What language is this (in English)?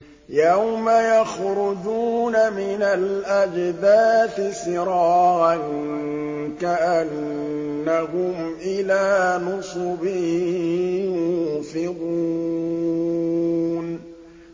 Arabic